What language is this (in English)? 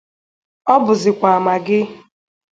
Igbo